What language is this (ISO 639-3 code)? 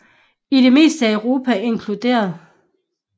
dan